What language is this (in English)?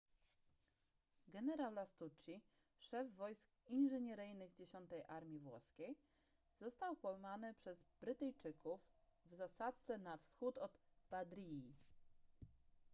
Polish